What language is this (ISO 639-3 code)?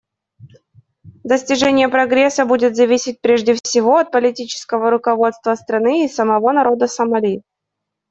rus